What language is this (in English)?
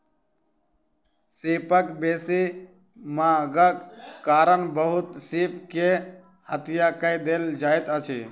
Maithili